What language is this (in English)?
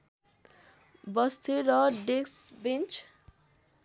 Nepali